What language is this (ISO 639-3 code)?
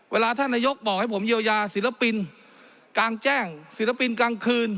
tha